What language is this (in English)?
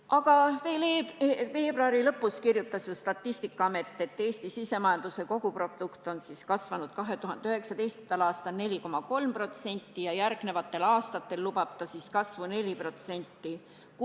Estonian